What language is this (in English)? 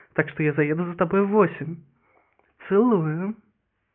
Russian